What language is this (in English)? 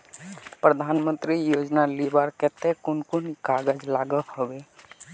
Magahi